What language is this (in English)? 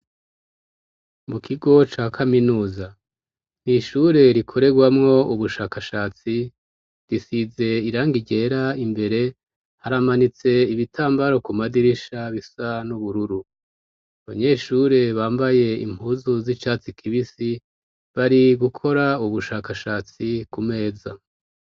Rundi